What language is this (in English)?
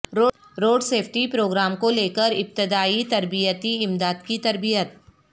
Urdu